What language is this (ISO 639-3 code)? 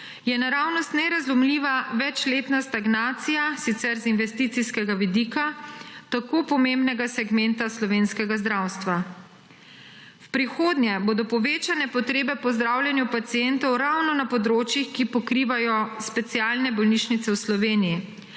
slv